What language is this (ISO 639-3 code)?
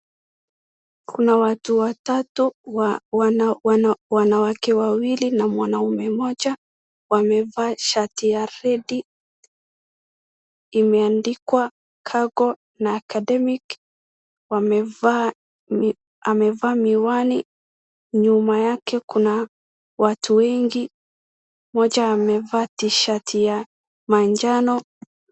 swa